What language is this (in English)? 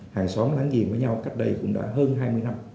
Vietnamese